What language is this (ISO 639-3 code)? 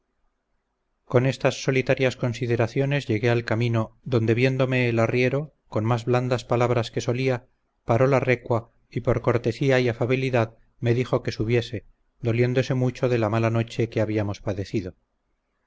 spa